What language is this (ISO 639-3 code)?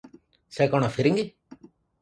ori